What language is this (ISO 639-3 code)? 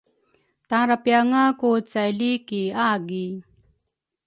dru